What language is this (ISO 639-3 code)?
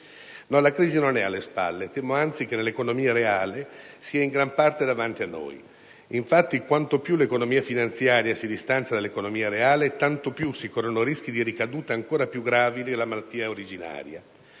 ita